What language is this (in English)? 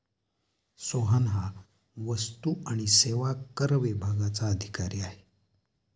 Marathi